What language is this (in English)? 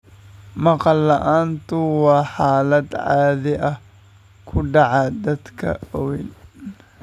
Somali